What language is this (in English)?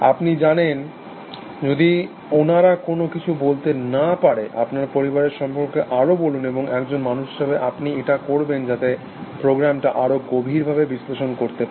Bangla